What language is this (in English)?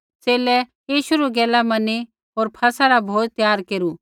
Kullu Pahari